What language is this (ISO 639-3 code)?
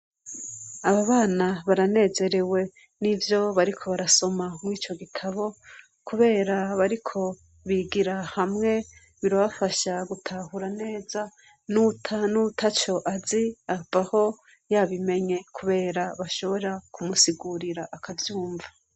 run